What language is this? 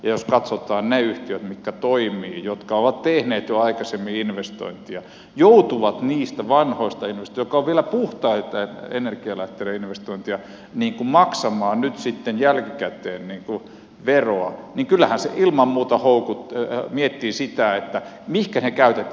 Finnish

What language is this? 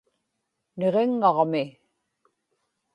Inupiaq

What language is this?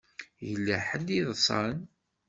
Kabyle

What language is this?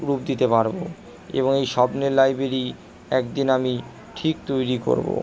Bangla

